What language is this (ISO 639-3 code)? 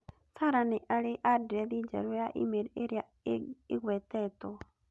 kik